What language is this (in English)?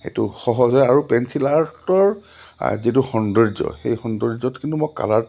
Assamese